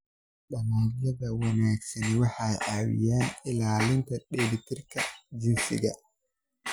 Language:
Somali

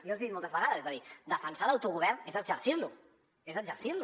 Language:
Catalan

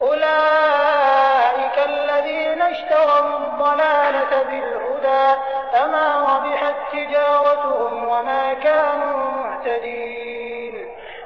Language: Arabic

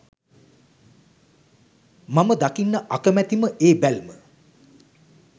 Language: Sinhala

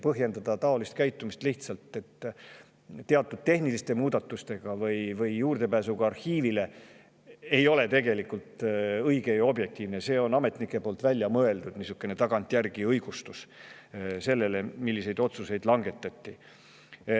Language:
Estonian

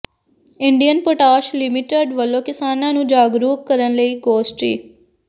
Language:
Punjabi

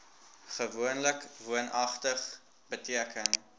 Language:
Afrikaans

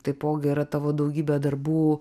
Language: Lithuanian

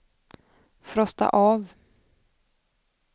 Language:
Swedish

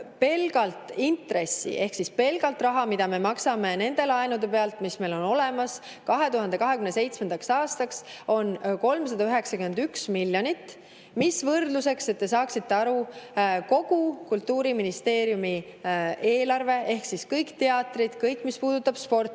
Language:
Estonian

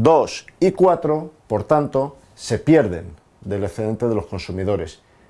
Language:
Spanish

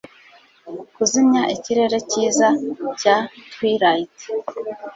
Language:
Kinyarwanda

